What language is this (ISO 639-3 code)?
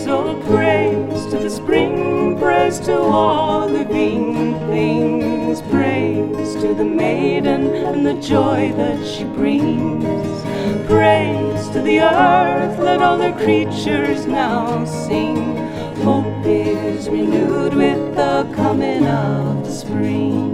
tur